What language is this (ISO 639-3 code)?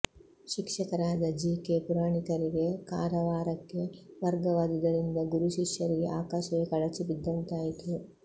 kan